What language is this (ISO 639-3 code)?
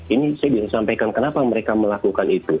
ind